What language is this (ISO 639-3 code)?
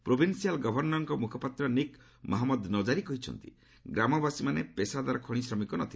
ori